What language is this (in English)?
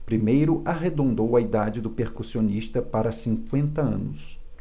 Portuguese